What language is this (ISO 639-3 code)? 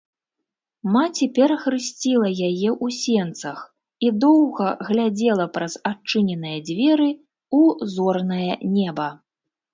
bel